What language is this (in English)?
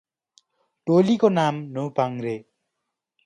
Nepali